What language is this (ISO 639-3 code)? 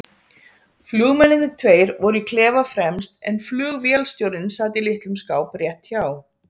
isl